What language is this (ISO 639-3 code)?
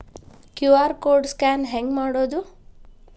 kan